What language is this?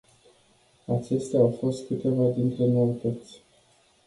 Romanian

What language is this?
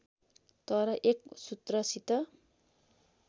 Nepali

